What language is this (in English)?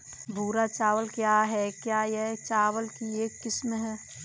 Hindi